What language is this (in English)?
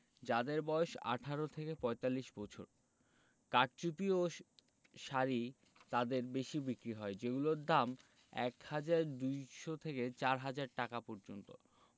Bangla